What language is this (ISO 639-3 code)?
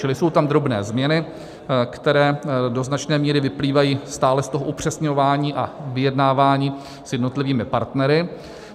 ces